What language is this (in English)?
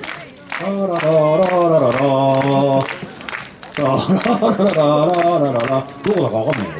Japanese